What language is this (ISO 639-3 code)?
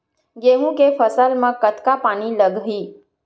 hne